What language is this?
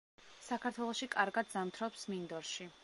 Georgian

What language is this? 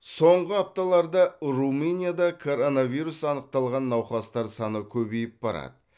Kazakh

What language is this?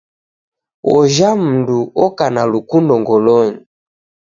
Taita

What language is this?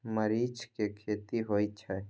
Maithili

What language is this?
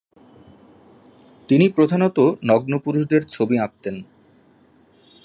Bangla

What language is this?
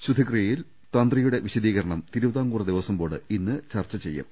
Malayalam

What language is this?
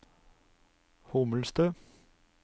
Norwegian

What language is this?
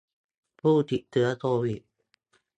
Thai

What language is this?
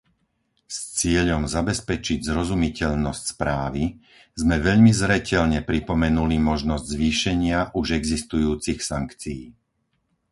Slovak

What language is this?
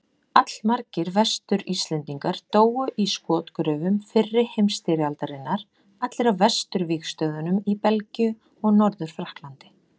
Icelandic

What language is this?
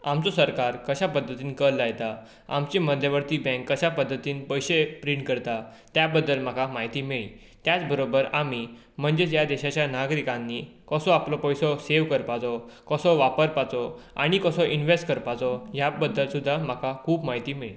Konkani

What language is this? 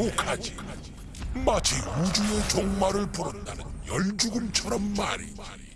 Korean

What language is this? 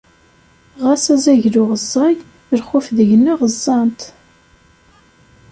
Kabyle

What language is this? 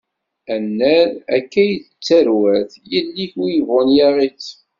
Kabyle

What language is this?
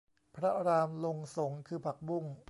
Thai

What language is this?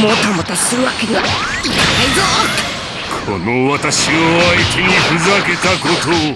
Japanese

